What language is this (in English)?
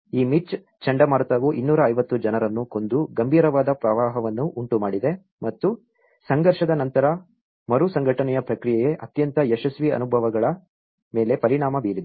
Kannada